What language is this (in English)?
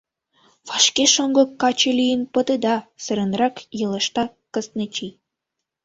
Mari